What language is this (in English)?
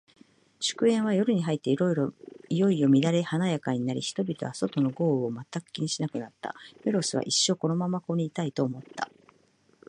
Japanese